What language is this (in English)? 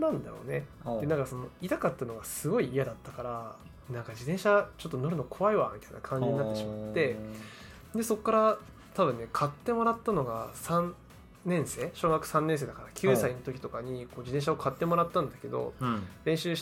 Japanese